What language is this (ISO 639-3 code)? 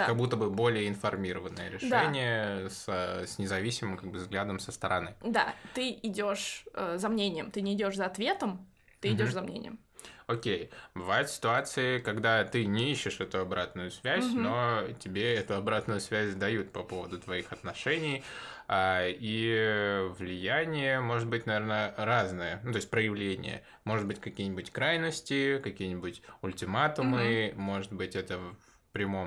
rus